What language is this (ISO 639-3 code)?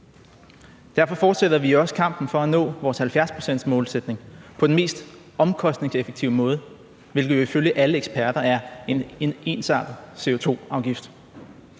dan